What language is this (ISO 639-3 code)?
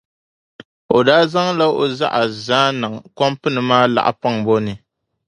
dag